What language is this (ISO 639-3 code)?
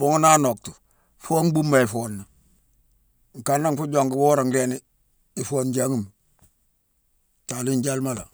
msw